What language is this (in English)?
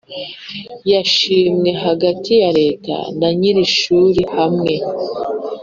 Kinyarwanda